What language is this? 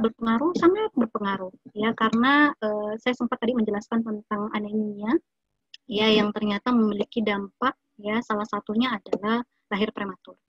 Indonesian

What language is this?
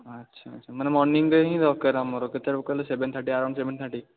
Odia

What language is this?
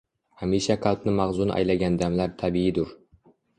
Uzbek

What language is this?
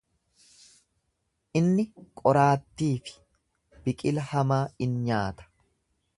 Oromo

